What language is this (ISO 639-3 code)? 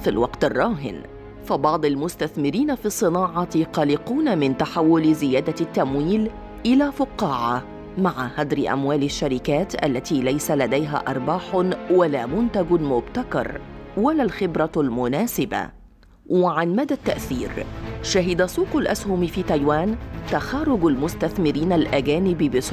ara